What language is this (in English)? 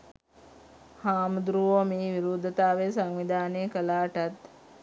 Sinhala